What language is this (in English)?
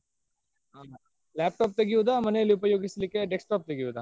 Kannada